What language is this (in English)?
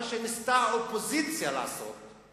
Hebrew